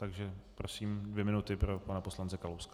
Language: Czech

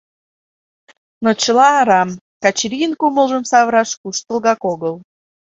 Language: Mari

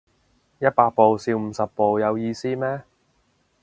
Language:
Cantonese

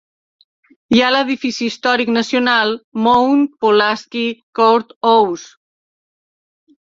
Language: Catalan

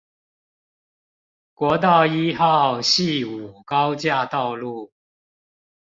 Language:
Chinese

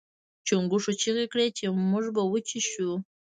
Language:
Pashto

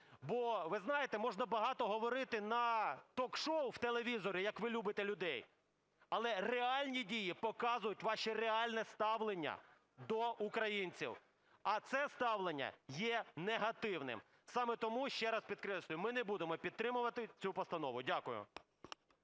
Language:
Ukrainian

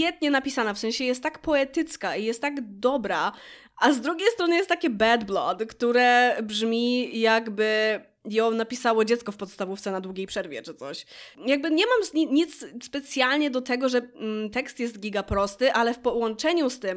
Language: Polish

